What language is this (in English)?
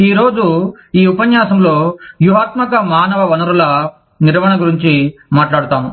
Telugu